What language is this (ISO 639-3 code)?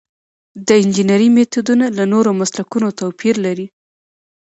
pus